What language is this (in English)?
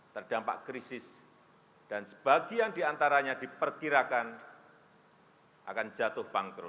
Indonesian